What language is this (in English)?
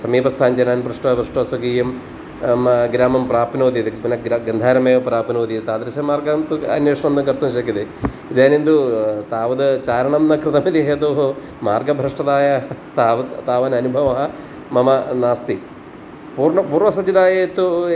Sanskrit